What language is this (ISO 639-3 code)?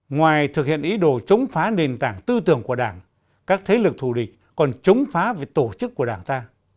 vie